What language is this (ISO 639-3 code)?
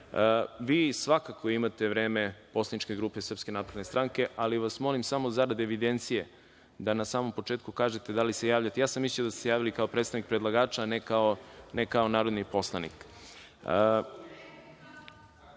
srp